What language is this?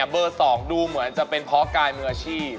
Thai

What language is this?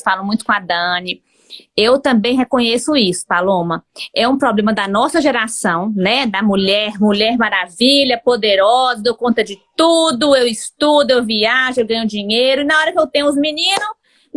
Portuguese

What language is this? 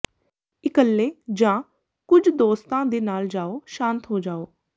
Punjabi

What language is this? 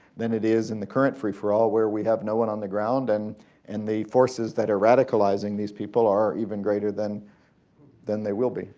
English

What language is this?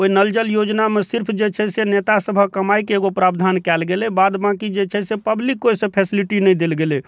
Maithili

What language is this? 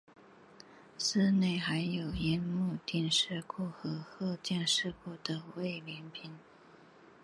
Chinese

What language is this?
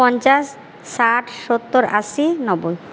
Bangla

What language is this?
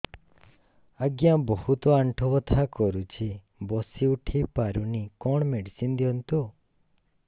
Odia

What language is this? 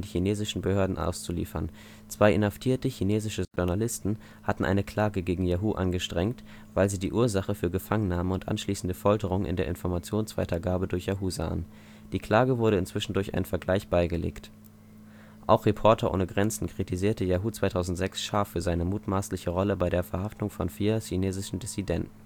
German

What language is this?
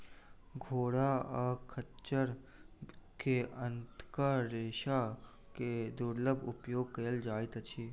Maithili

